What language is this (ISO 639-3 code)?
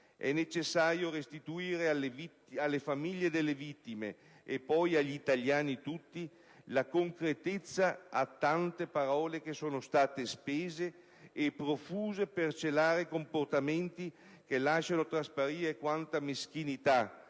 ita